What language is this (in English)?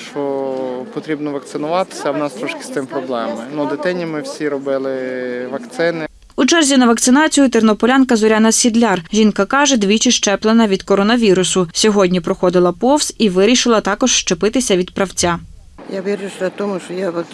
Ukrainian